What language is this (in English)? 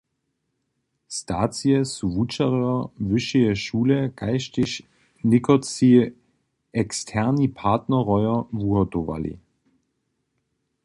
Upper Sorbian